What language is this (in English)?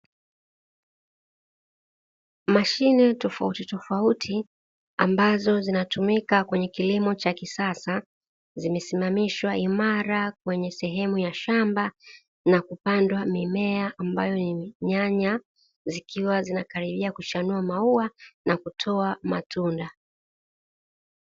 Swahili